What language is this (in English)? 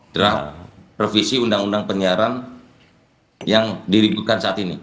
Indonesian